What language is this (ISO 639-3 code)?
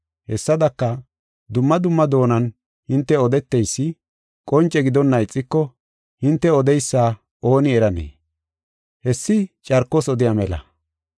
gof